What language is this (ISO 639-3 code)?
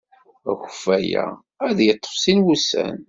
kab